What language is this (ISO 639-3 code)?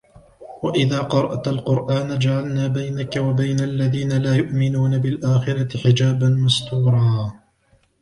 ara